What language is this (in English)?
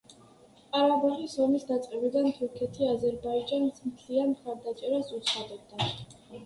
Georgian